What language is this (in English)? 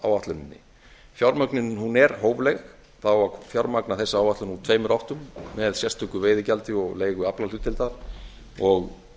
Icelandic